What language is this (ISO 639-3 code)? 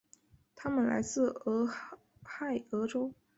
zho